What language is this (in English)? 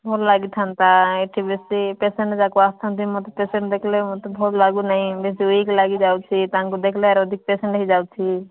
Odia